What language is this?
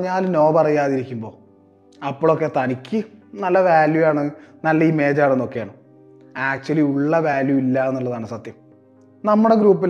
Malayalam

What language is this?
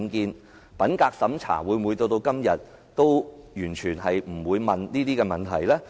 Cantonese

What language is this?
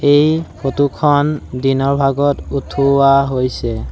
Assamese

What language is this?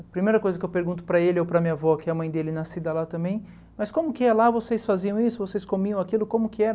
Portuguese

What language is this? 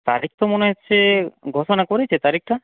Bangla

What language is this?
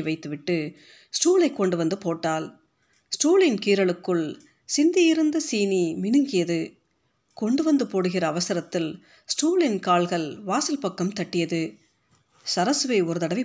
Tamil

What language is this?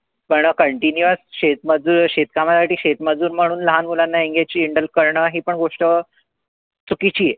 Marathi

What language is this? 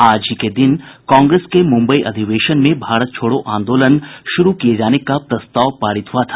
Hindi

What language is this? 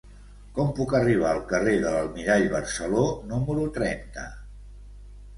Catalan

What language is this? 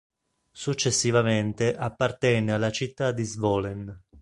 Italian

